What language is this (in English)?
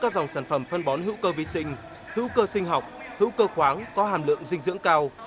Vietnamese